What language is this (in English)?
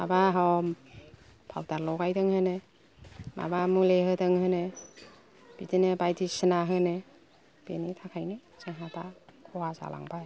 Bodo